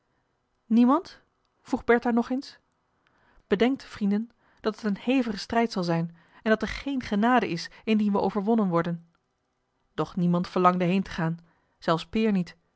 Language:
Dutch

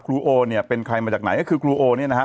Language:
Thai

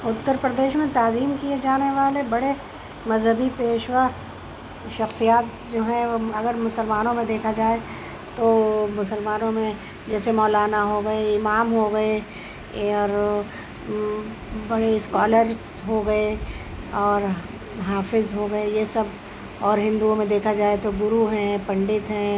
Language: Urdu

